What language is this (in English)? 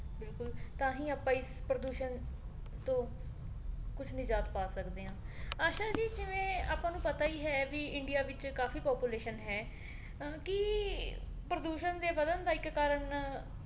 Punjabi